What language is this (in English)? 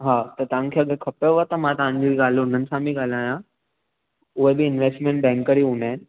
Sindhi